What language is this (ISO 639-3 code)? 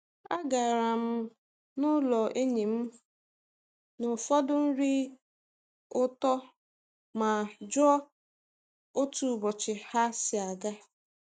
ibo